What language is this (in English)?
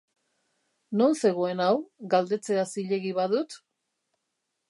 Basque